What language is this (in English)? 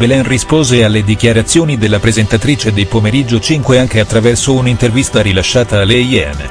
Italian